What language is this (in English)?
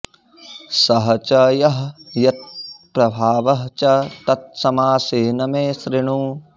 Sanskrit